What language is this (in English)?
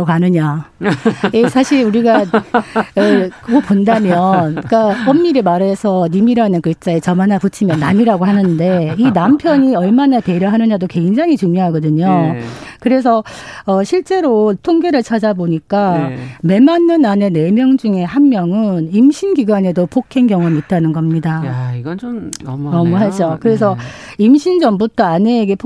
Korean